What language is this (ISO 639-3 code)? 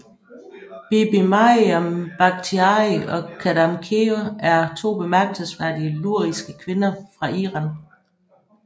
dan